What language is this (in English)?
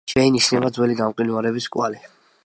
Georgian